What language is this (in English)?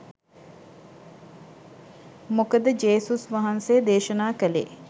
Sinhala